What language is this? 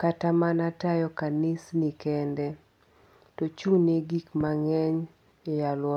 Luo (Kenya and Tanzania)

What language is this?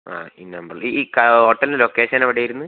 Malayalam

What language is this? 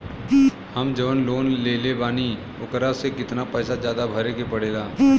Bhojpuri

